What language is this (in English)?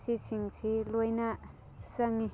Manipuri